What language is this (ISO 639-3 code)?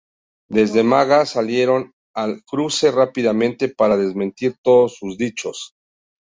spa